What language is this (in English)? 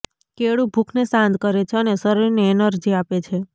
Gujarati